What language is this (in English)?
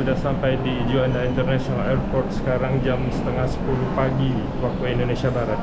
Indonesian